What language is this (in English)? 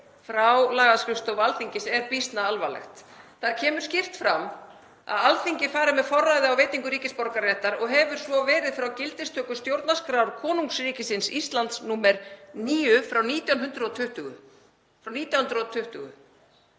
Icelandic